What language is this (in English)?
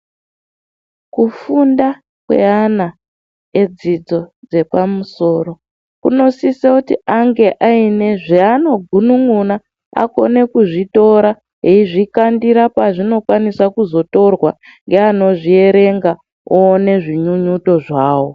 Ndau